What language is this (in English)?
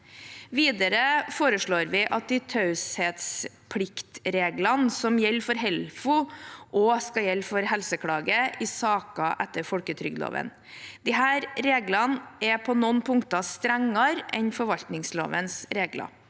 Norwegian